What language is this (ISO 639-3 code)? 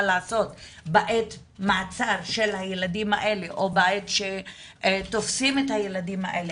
heb